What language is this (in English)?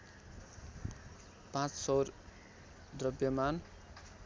Nepali